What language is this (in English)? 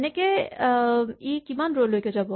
Assamese